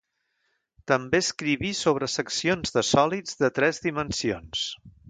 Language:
Catalan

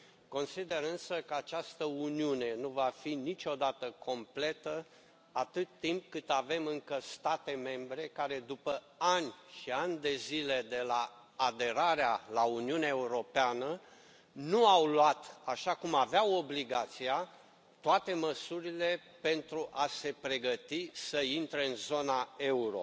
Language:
Romanian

